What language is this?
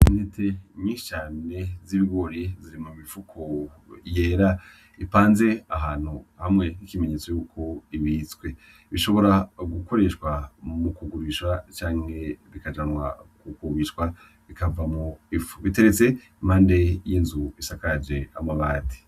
Rundi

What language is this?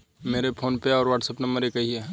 Hindi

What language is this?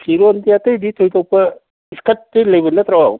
Manipuri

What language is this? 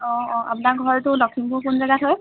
Assamese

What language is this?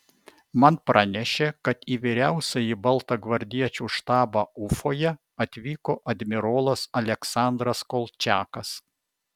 Lithuanian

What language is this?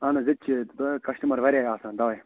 Kashmiri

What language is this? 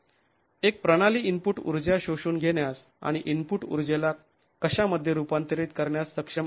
Marathi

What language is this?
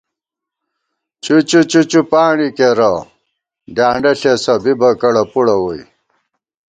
Gawar-Bati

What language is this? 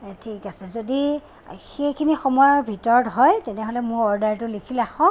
Assamese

